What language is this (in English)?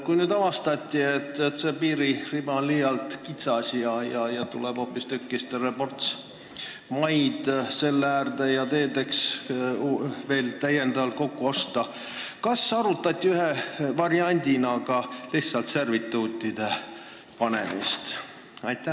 Estonian